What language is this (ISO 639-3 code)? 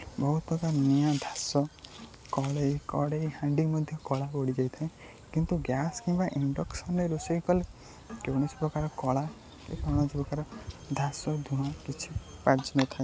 ori